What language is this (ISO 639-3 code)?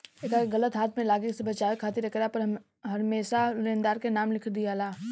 bho